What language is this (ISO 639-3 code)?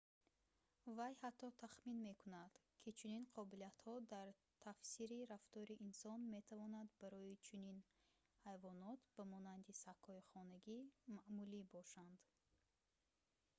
tgk